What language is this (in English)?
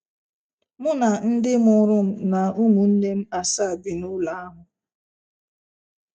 Igbo